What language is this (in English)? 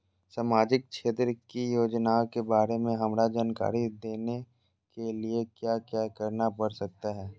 Magahi